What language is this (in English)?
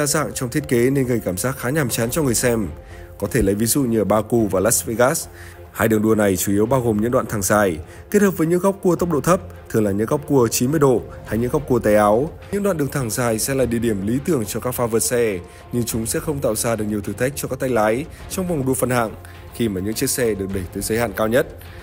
Vietnamese